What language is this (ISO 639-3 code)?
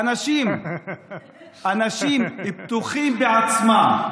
heb